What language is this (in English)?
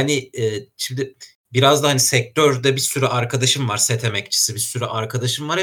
Turkish